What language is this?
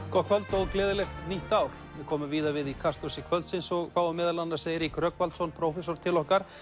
Icelandic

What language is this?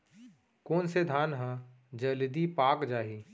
Chhattisgarhi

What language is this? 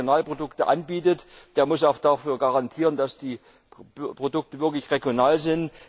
German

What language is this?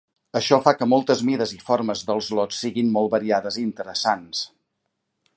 Catalan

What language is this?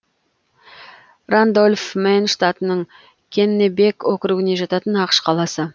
Kazakh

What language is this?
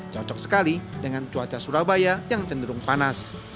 Indonesian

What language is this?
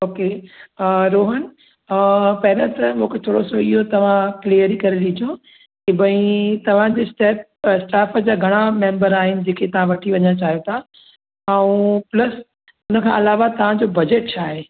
Sindhi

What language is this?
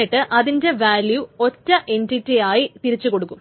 Malayalam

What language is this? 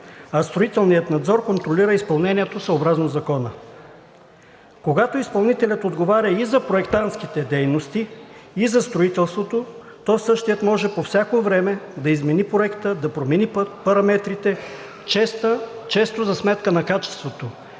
Bulgarian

